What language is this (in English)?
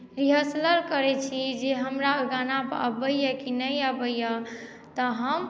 Maithili